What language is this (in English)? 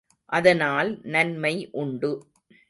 Tamil